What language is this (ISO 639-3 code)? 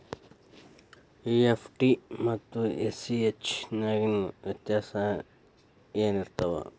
kan